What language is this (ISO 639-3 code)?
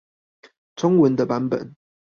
zho